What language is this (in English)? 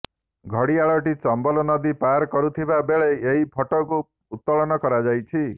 Odia